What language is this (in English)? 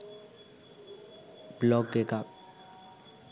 Sinhala